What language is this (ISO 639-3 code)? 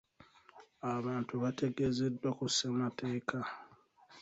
lug